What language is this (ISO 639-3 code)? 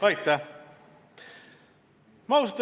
est